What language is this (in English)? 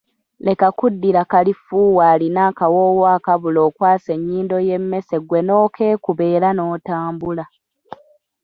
Ganda